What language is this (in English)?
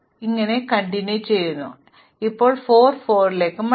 Malayalam